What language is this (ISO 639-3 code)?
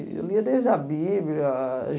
por